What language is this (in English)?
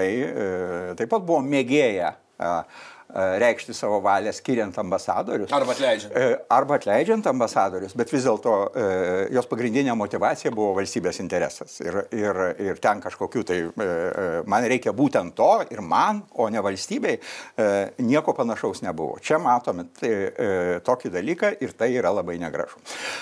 Lithuanian